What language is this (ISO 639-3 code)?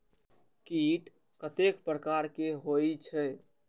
mai